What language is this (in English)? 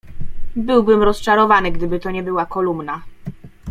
Polish